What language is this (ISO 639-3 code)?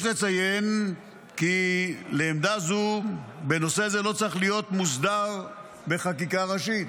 heb